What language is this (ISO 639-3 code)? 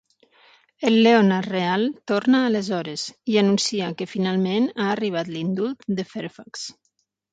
cat